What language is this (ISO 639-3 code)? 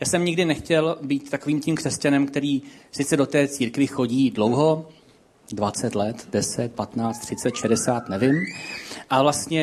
ces